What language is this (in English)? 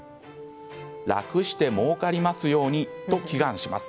Japanese